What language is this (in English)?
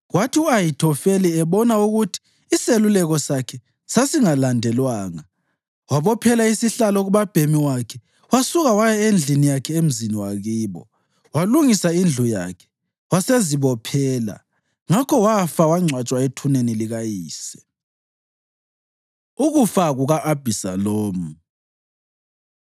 North Ndebele